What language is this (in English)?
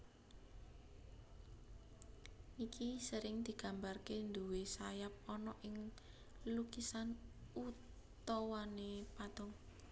Javanese